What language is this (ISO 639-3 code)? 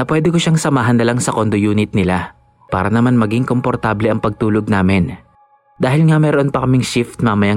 fil